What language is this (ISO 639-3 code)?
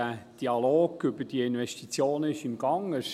gsw